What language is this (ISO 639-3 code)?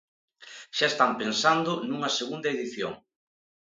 glg